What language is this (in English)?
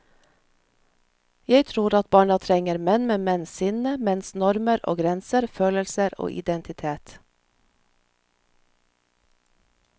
Norwegian